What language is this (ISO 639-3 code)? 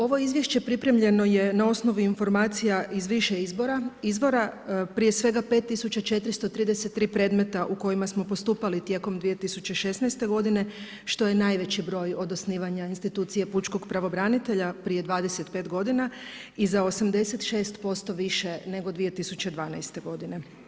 hrv